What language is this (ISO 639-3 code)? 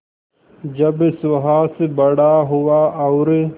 hin